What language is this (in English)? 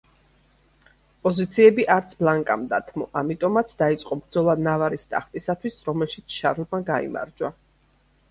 Georgian